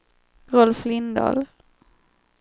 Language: Swedish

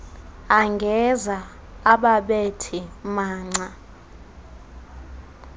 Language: Xhosa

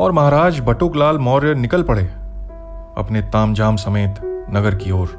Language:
Hindi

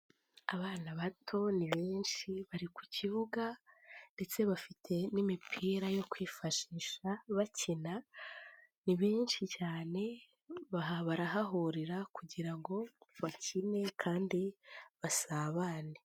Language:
Kinyarwanda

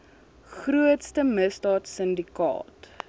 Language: Afrikaans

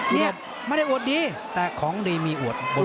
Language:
Thai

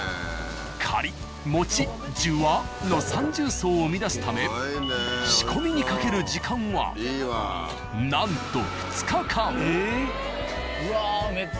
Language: Japanese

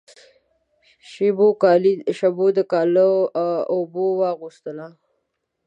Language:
Pashto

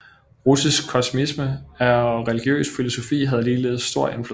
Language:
Danish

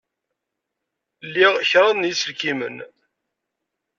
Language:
Kabyle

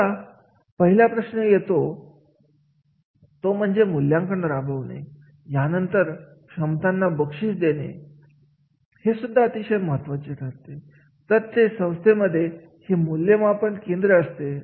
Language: Marathi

